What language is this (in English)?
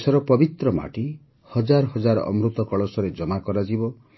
Odia